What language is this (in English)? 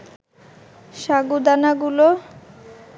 Bangla